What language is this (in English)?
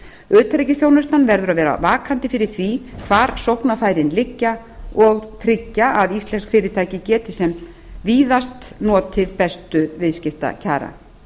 Icelandic